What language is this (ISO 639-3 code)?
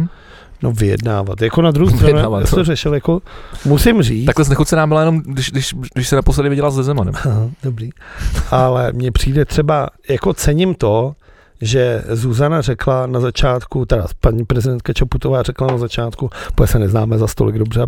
ces